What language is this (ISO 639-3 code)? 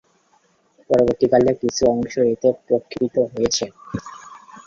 ben